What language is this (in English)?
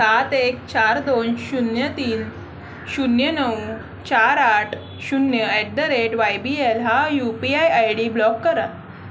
Marathi